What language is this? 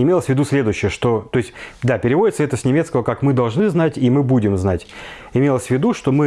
Russian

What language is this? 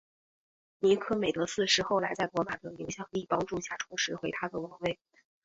Chinese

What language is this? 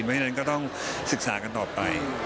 Thai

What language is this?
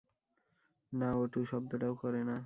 Bangla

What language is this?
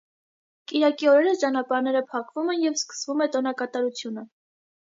Armenian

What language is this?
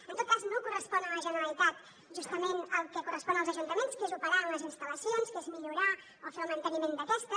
Catalan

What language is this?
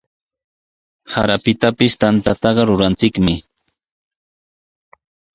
Sihuas Ancash Quechua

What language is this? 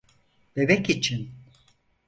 Turkish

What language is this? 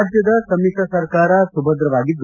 Kannada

